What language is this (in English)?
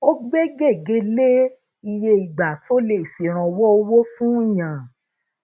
Yoruba